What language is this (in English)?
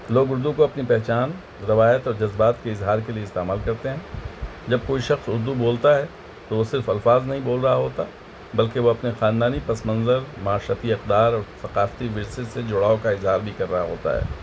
Urdu